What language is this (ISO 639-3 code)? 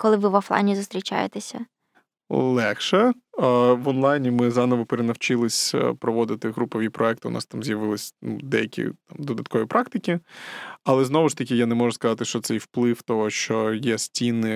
ukr